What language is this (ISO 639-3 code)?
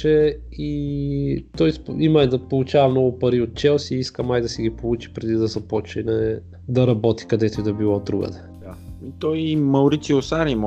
bul